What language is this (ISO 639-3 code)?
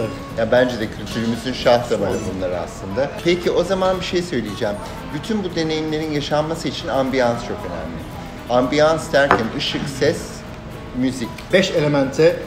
tur